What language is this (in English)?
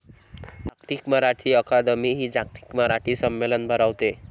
Marathi